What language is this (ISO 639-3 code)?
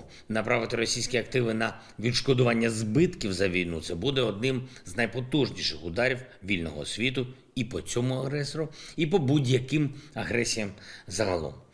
ukr